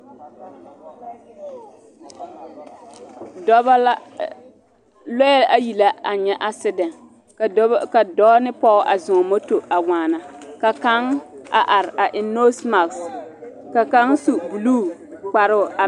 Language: Southern Dagaare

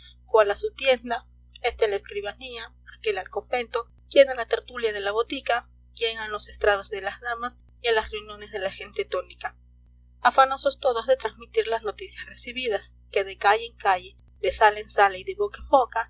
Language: Spanish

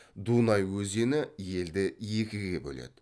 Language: Kazakh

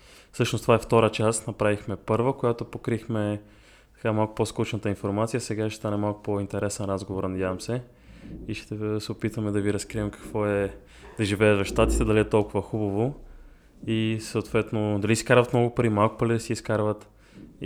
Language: Bulgarian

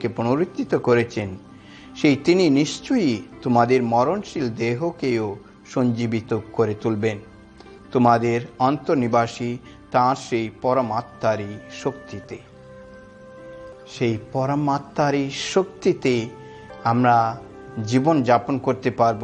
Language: Hindi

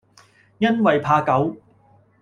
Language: Cantonese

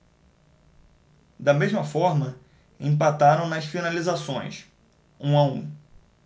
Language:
Portuguese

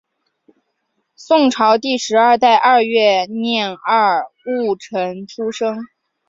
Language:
Chinese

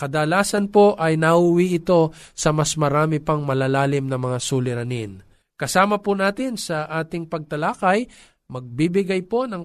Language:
Filipino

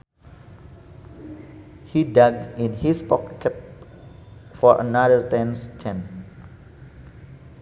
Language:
Sundanese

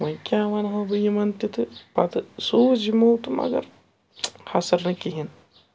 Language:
Kashmiri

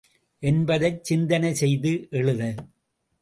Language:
Tamil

